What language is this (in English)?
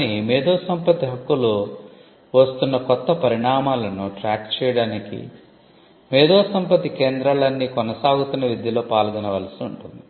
Telugu